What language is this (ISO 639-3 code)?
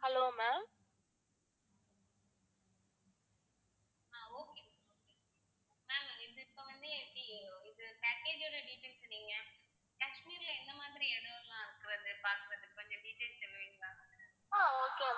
tam